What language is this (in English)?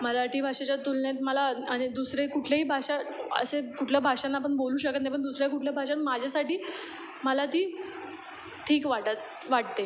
Marathi